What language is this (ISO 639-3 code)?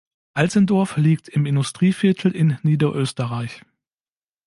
deu